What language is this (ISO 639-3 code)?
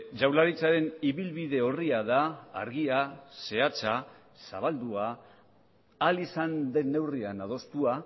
eus